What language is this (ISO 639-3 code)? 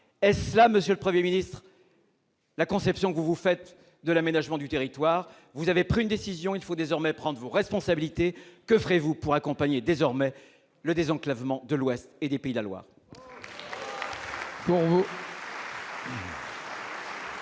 fra